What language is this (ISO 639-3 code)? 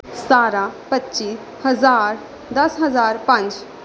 pan